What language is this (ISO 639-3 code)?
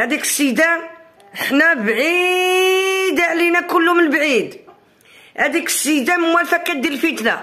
ara